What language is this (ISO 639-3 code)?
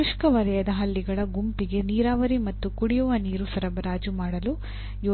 kan